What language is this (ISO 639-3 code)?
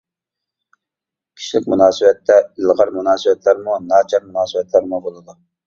uig